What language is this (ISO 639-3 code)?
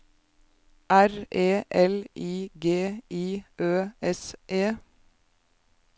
nor